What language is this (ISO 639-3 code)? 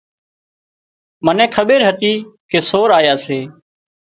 kxp